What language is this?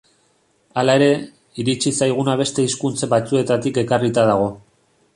Basque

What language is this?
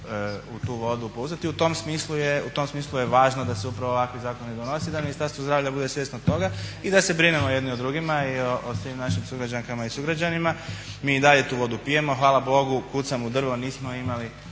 Croatian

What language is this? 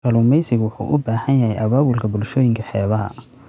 Somali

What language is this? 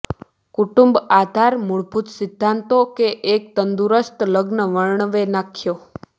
Gujarati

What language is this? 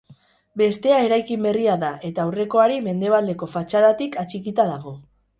Basque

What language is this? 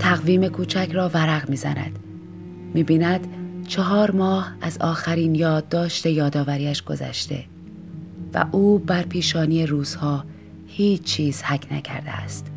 Persian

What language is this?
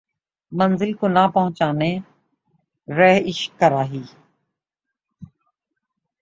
Urdu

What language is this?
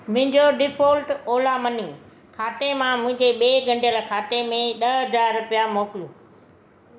Sindhi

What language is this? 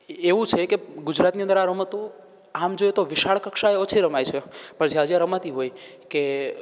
Gujarati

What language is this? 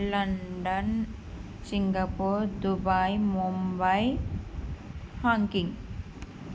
Telugu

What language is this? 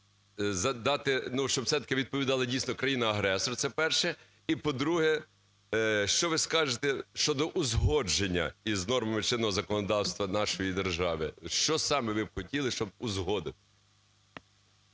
Ukrainian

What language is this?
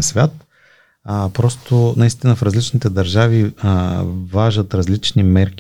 Bulgarian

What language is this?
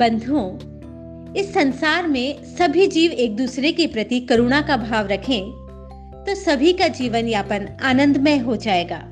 Hindi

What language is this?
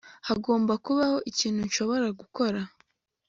Kinyarwanda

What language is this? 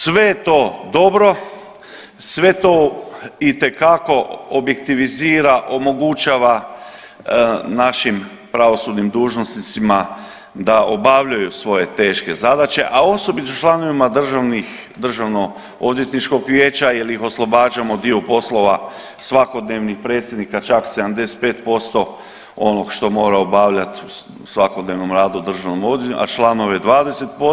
Croatian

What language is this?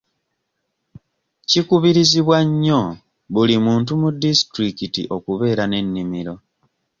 Ganda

